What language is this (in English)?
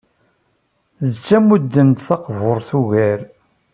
Kabyle